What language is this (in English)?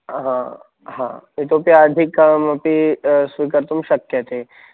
Sanskrit